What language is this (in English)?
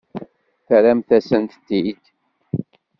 Kabyle